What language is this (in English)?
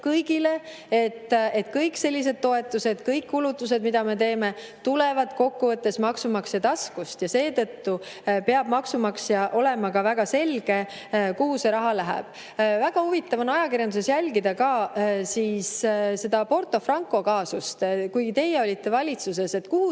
Estonian